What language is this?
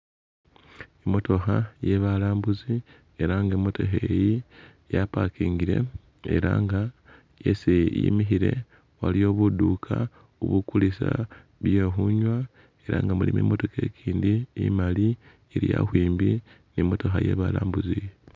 Masaaba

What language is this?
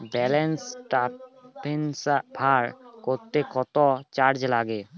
Bangla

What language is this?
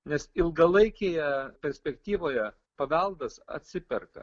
Lithuanian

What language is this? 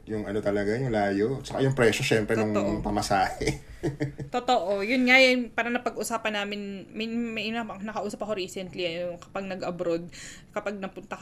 Filipino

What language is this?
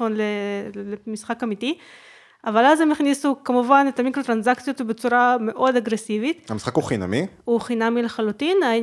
Hebrew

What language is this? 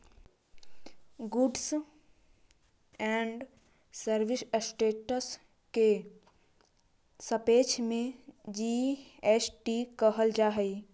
Magahi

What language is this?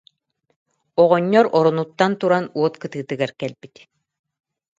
Yakut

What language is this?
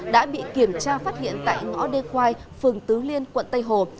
Vietnamese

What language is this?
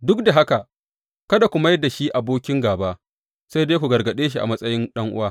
Hausa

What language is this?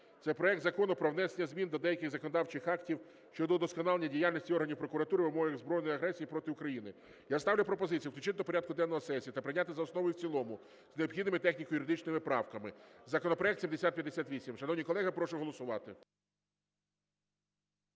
Ukrainian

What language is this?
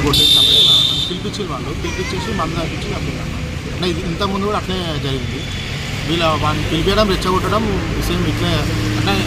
Telugu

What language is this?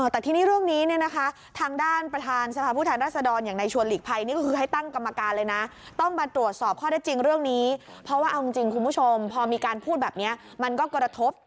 Thai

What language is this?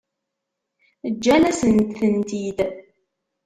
Kabyle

